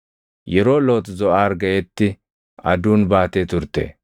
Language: Oromo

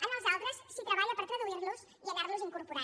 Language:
Catalan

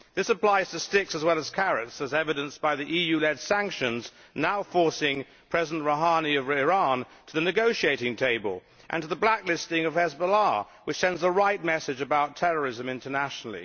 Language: English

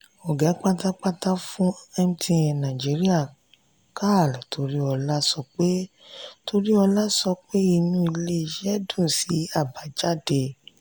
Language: Yoruba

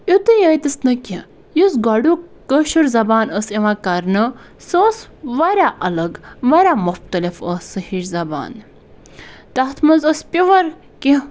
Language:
Kashmiri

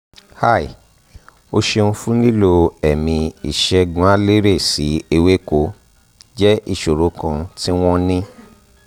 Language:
Yoruba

